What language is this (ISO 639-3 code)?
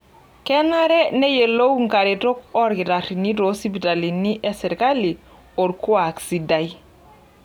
mas